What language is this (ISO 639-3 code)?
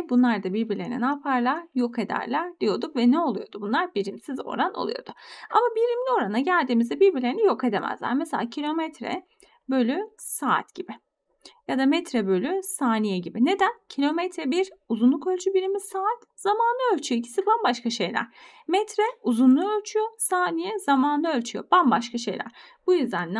tur